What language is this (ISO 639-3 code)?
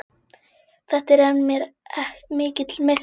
isl